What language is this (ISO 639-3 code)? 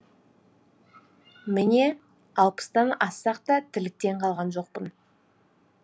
kaz